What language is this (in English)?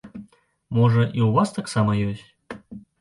Belarusian